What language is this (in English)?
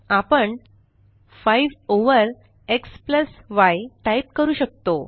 Marathi